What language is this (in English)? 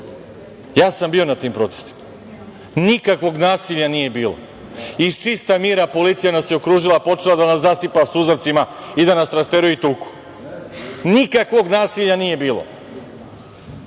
Serbian